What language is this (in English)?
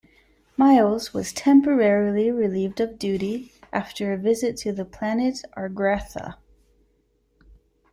English